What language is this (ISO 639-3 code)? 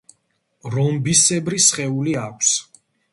kat